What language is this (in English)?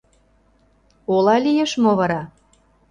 Mari